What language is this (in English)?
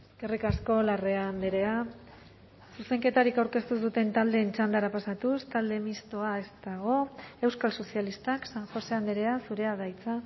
Basque